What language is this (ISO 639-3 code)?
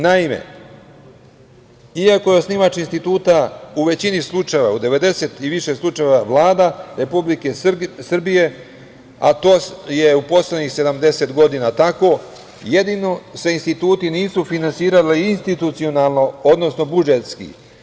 srp